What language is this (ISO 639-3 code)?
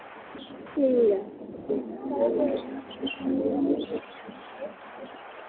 doi